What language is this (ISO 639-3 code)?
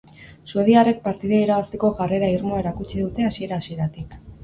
eus